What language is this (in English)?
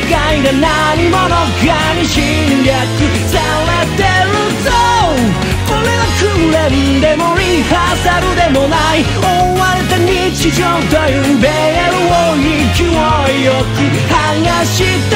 Thai